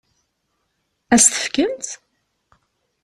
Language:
Kabyle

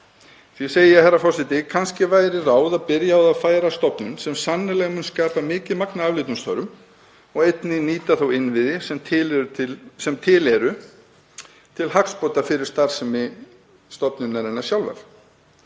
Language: Icelandic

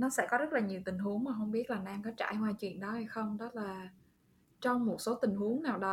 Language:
Vietnamese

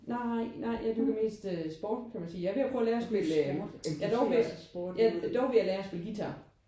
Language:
Danish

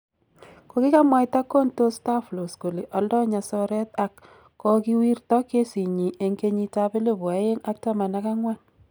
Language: Kalenjin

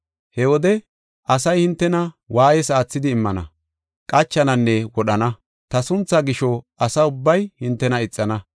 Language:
Gofa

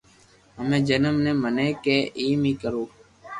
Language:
Loarki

